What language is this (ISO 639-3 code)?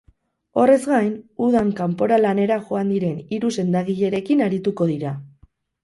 eus